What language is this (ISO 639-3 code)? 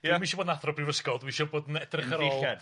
cym